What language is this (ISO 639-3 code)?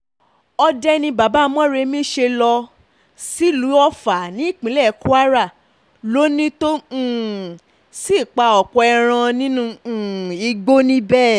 yor